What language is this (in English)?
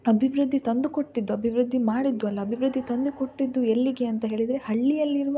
Kannada